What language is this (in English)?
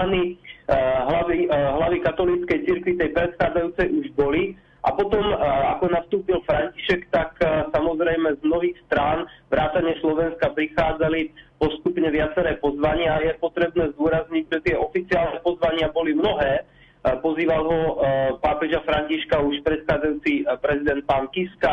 Slovak